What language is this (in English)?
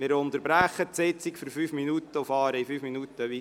Swiss German